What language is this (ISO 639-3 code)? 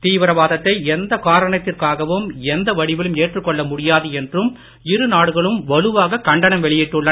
tam